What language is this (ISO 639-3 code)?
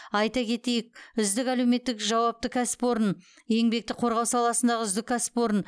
kaz